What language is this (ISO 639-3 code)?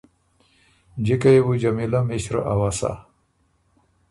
oru